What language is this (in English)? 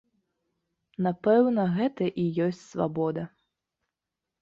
Belarusian